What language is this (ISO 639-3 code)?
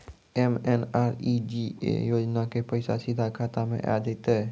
mai